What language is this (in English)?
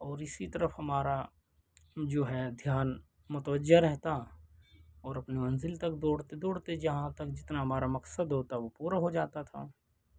Urdu